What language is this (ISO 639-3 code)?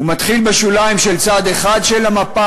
heb